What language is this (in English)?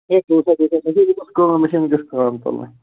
Kashmiri